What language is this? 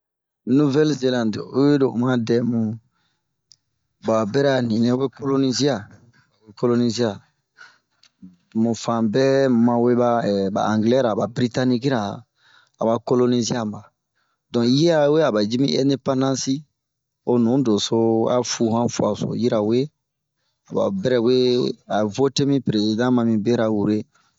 Bomu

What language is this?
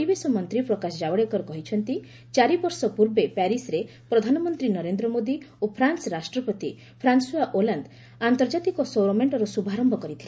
Odia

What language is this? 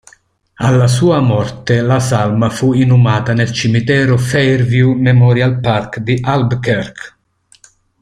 Italian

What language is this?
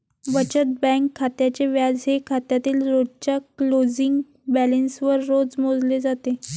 Marathi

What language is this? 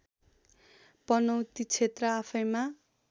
Nepali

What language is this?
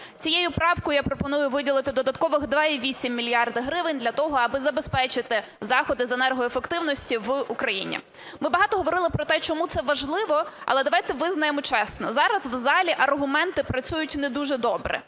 Ukrainian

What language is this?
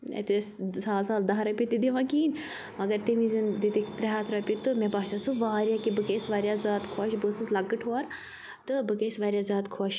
Kashmiri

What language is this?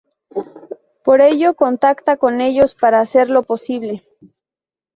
Spanish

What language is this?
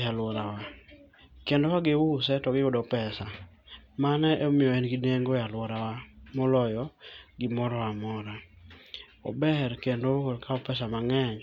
Luo (Kenya and Tanzania)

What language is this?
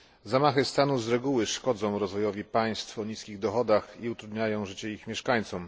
Polish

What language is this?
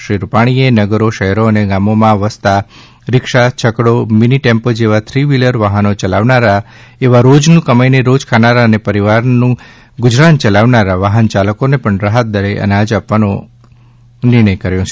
Gujarati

